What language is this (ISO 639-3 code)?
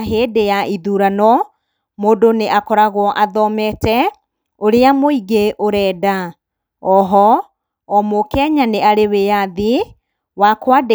kik